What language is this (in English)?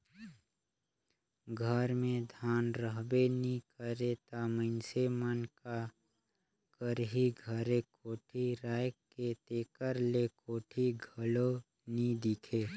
Chhattisgarhi